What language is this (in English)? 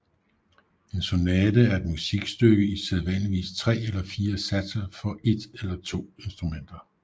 Danish